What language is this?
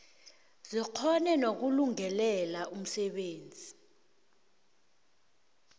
South Ndebele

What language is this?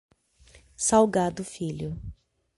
Portuguese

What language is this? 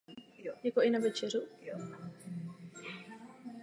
Czech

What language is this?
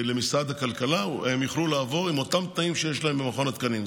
Hebrew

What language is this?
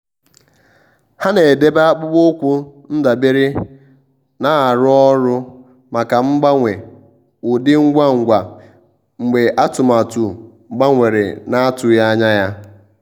Igbo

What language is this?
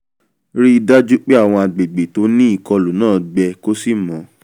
Yoruba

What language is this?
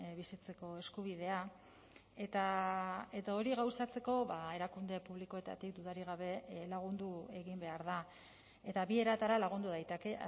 Basque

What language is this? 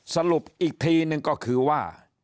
Thai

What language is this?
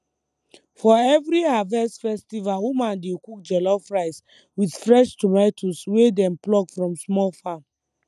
Nigerian Pidgin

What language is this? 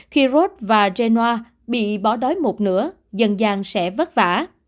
Vietnamese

